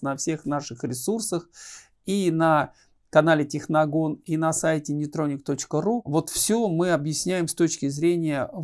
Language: Russian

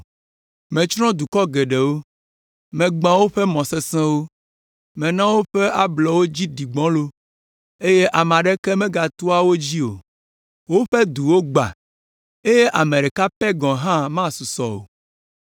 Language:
Ewe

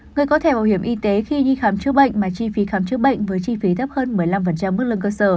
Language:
Vietnamese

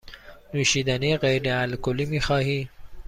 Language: Persian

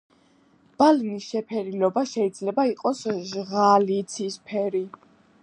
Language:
Georgian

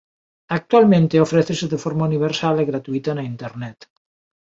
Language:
Galician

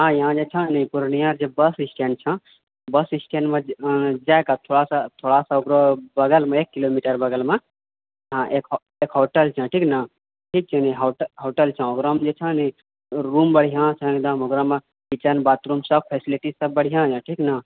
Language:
Maithili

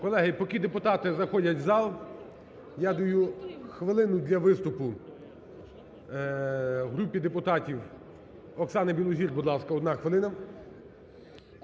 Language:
Ukrainian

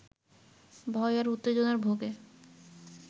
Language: Bangla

